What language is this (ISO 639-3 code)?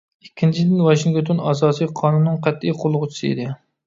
uig